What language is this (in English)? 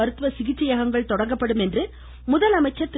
Tamil